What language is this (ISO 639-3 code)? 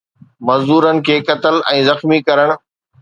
snd